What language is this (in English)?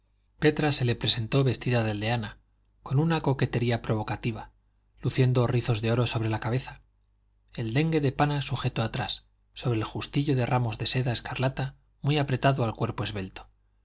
Spanish